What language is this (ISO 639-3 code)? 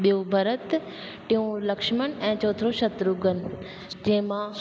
snd